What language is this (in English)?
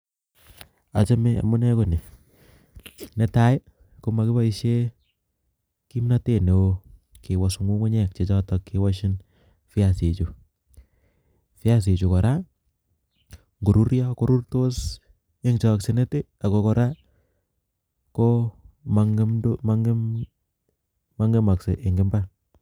Kalenjin